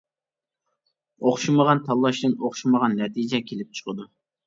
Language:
Uyghur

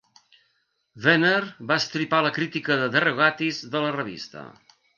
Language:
Catalan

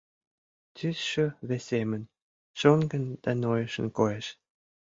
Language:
Mari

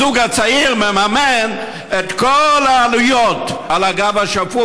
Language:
Hebrew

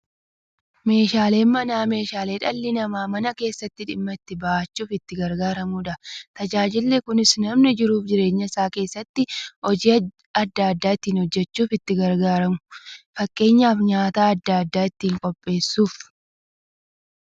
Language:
Oromo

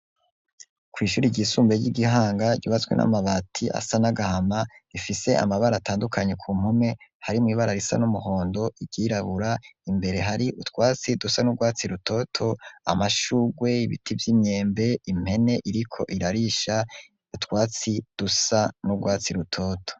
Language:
Rundi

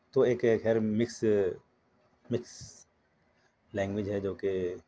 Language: Urdu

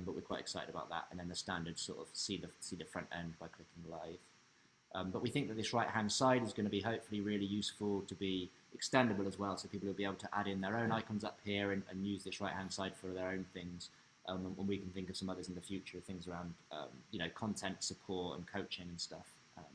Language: English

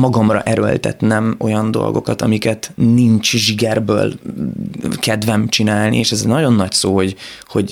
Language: Hungarian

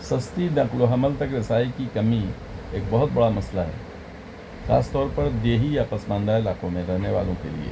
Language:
Urdu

